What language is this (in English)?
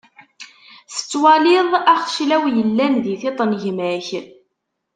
Kabyle